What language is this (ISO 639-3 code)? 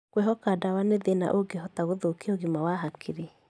kik